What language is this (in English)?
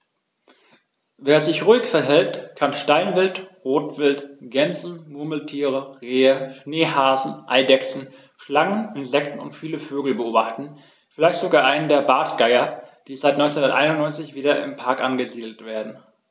German